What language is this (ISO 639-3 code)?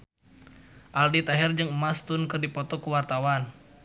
sun